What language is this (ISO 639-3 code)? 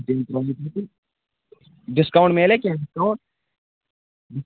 kas